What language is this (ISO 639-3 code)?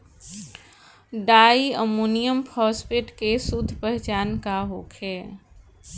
bho